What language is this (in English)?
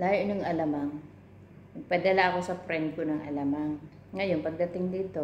Filipino